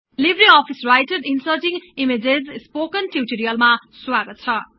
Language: Nepali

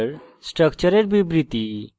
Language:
Bangla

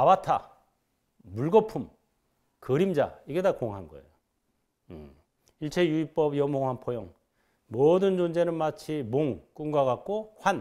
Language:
Korean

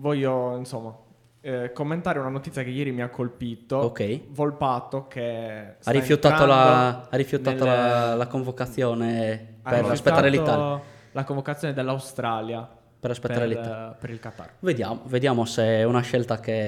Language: Italian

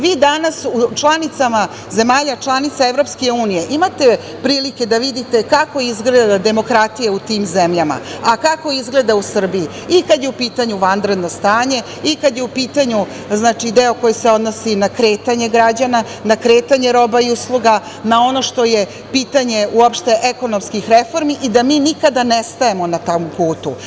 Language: Serbian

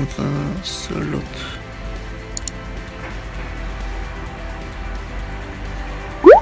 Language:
Turkish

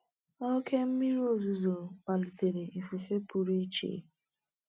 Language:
Igbo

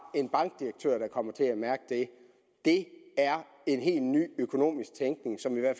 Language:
Danish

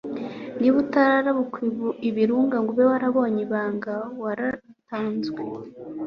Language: Kinyarwanda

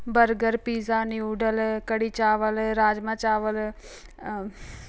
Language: Punjabi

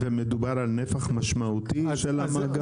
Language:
Hebrew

